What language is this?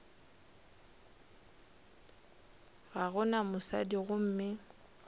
Northern Sotho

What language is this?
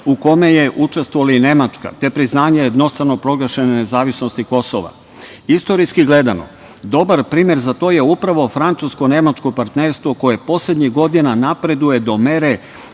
Serbian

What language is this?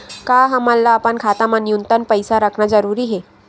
Chhattisgarhi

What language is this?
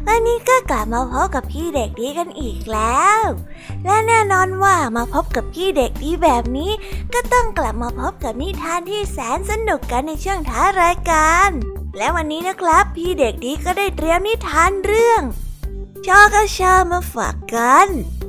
Thai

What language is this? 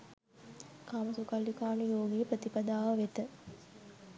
Sinhala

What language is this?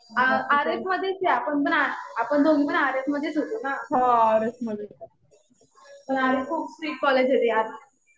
Marathi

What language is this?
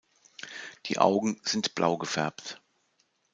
German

